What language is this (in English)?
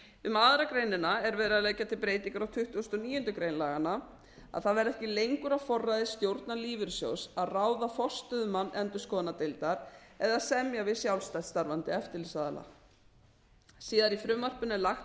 Icelandic